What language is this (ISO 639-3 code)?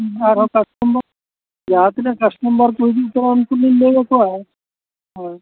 sat